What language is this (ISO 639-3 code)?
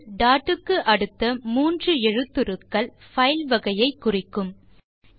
tam